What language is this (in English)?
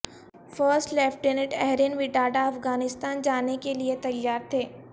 Urdu